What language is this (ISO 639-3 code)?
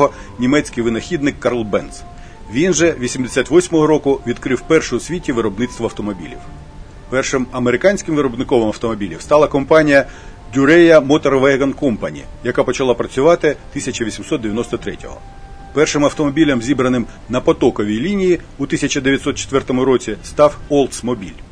ukr